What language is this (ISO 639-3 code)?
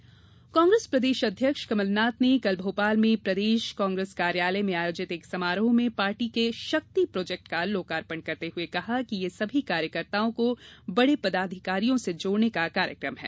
hin